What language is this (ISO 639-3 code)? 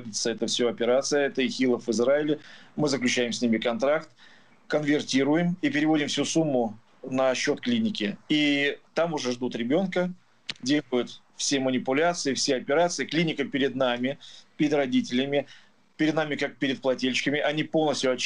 rus